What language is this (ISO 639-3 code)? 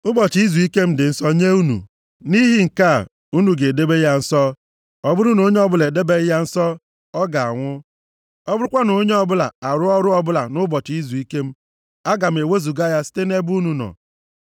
ibo